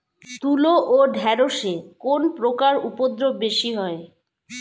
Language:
Bangla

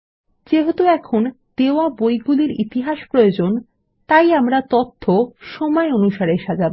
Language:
Bangla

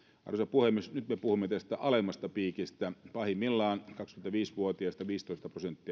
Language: Finnish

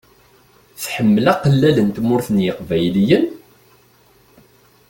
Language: Kabyle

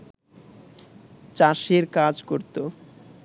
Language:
Bangla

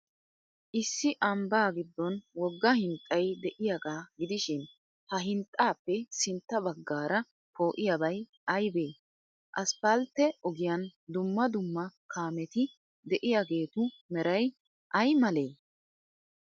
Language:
Wolaytta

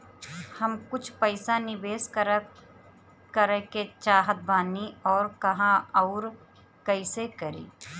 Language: Bhojpuri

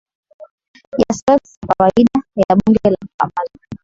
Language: Swahili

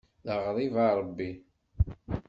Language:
Kabyle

